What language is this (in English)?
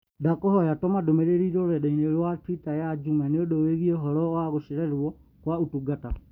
Kikuyu